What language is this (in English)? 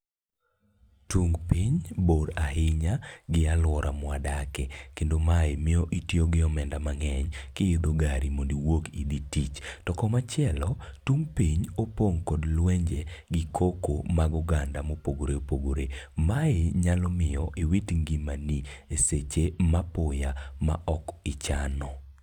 Luo (Kenya and Tanzania)